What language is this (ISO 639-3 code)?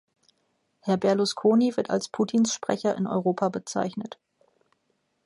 deu